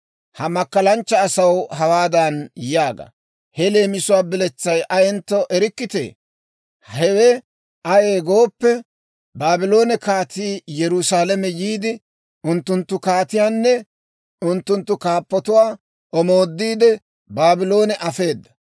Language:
Dawro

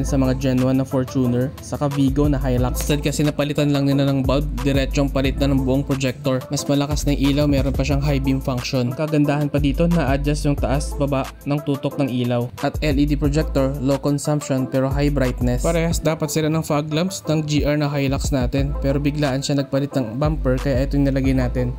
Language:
Filipino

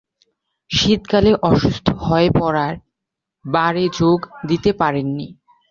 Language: Bangla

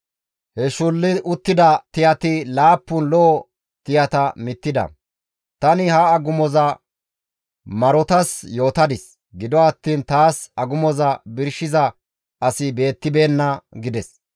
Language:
Gamo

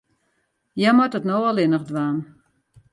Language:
Western Frisian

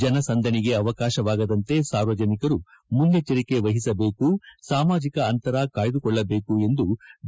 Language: Kannada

